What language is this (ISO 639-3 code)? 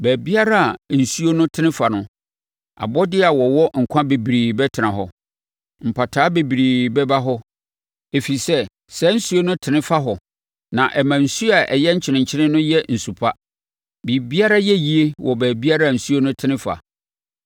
aka